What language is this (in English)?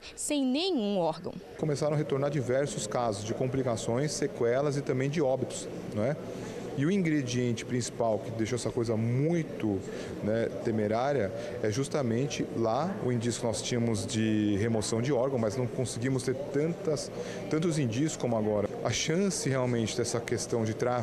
Portuguese